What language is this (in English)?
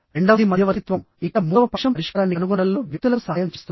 Telugu